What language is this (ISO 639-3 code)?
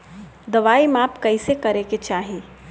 bho